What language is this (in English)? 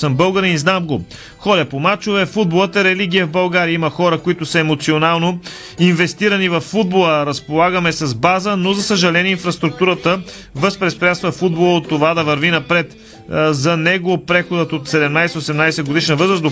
Bulgarian